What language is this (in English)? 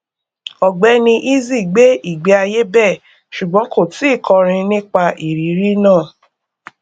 Yoruba